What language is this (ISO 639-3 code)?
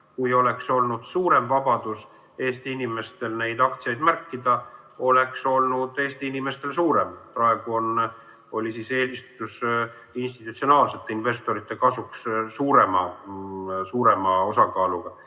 est